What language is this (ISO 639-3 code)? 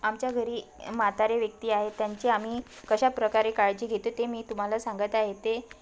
mar